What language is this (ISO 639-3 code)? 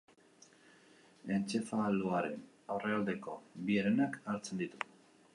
eus